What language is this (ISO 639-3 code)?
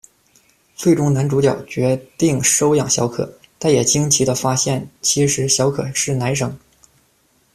zho